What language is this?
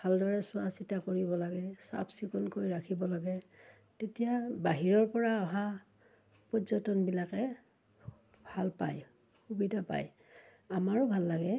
Assamese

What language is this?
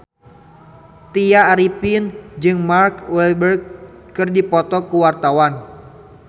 Sundanese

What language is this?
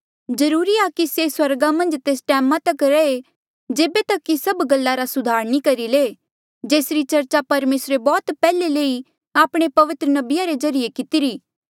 Mandeali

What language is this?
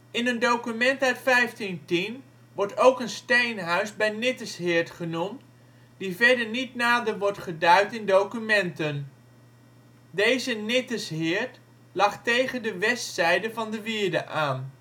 Dutch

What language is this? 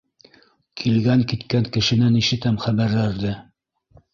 Bashkir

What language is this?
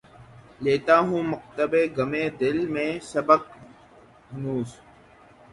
Urdu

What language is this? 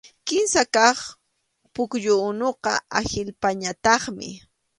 Arequipa-La Unión Quechua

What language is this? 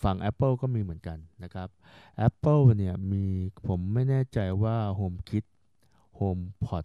Thai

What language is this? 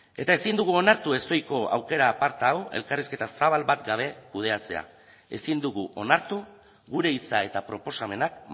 Basque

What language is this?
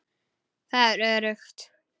Icelandic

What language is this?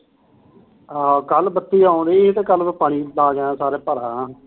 Punjabi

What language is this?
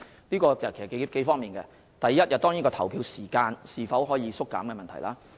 Cantonese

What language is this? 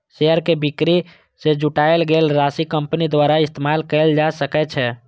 Maithili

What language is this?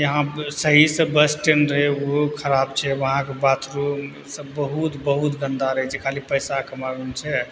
Maithili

